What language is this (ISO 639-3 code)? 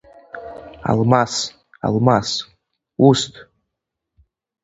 abk